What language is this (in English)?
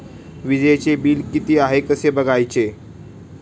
Marathi